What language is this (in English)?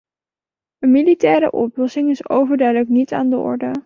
Dutch